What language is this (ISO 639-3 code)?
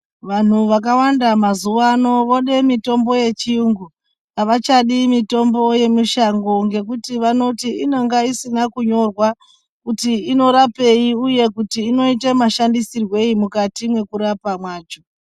ndc